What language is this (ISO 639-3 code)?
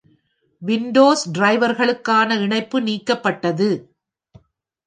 tam